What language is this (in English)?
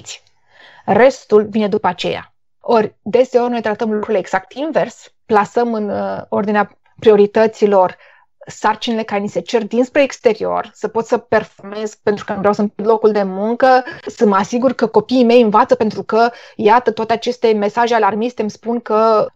Romanian